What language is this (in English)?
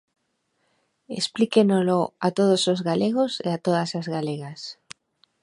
Galician